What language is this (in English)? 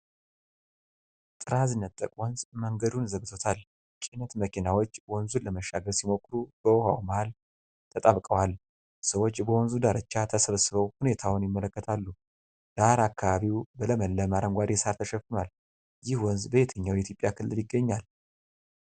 Amharic